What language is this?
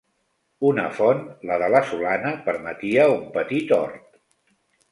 Catalan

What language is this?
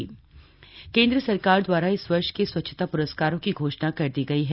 Hindi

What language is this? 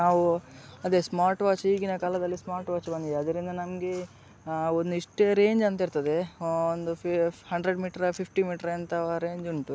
Kannada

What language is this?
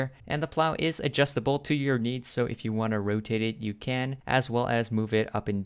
English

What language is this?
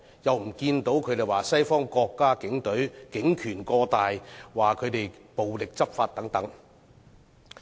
Cantonese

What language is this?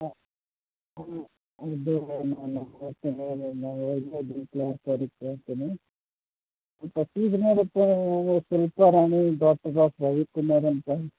Kannada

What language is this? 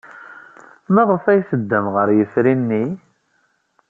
Kabyle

